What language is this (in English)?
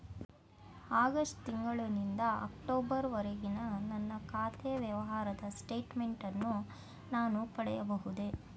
Kannada